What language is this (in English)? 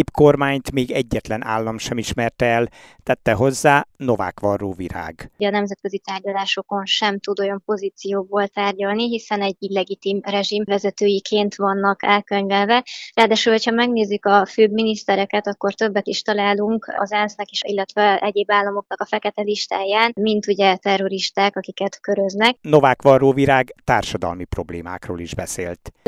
Hungarian